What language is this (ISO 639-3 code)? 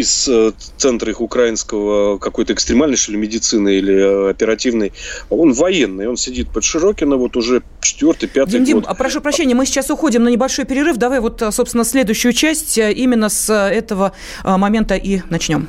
rus